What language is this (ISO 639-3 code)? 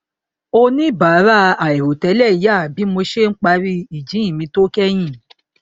yor